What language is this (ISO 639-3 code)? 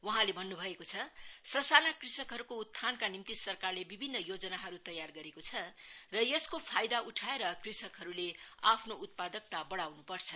nep